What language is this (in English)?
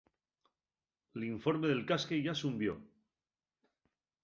Asturian